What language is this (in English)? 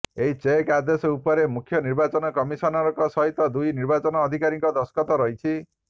Odia